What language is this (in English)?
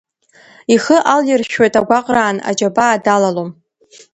Abkhazian